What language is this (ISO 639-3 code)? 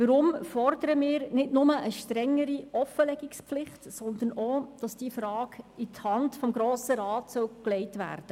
gsw